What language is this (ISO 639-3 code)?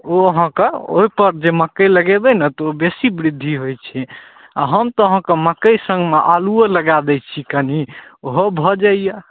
mai